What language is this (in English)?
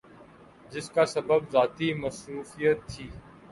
Urdu